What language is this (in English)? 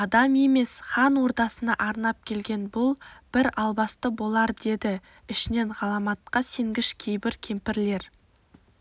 Kazakh